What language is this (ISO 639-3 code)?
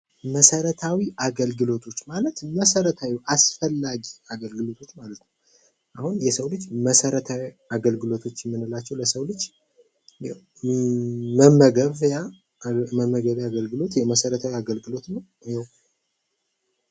amh